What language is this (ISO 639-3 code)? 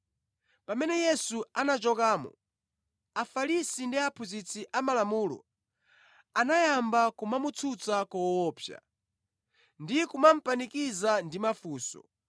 nya